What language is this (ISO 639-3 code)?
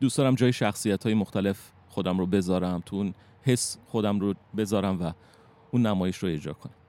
fas